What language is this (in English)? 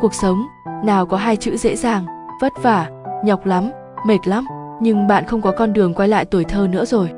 Vietnamese